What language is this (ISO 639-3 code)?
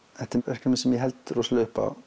isl